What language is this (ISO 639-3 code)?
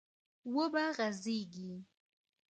pus